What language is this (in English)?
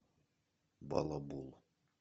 Russian